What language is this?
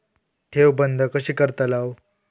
Marathi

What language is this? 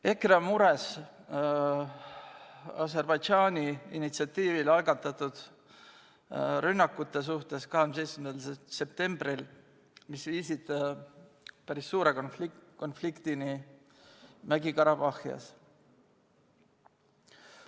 Estonian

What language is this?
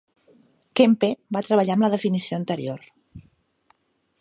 Catalan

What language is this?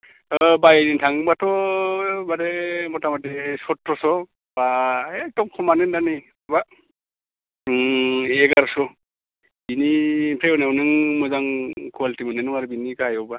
Bodo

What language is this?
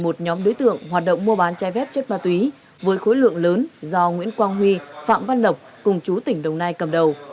Vietnamese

